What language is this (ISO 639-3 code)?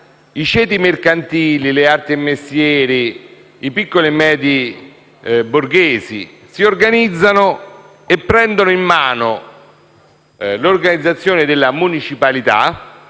ita